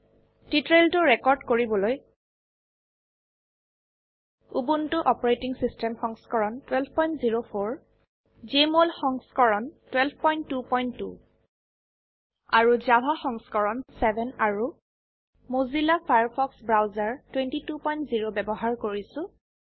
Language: Assamese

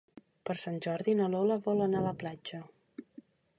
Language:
Catalan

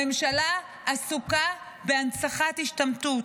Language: Hebrew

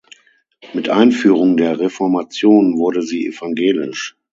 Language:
German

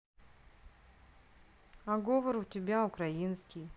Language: Russian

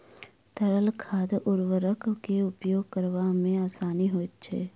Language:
Maithili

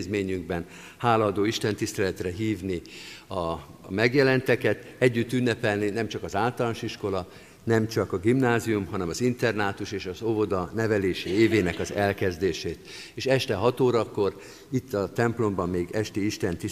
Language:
Hungarian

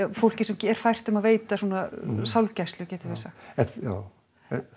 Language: Icelandic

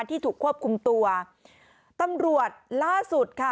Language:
Thai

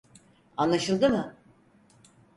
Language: Turkish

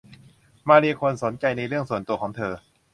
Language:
Thai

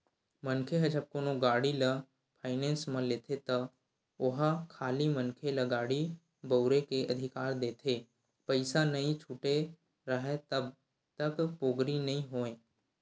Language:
Chhattisgarhi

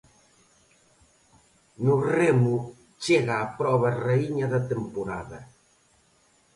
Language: Galician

